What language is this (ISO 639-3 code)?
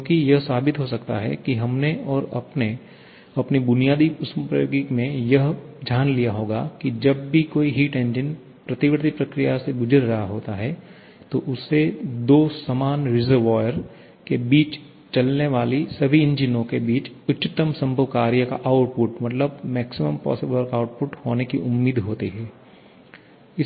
hin